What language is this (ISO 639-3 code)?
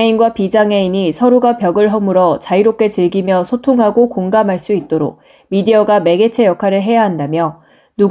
kor